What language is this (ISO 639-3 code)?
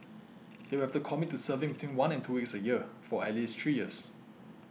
eng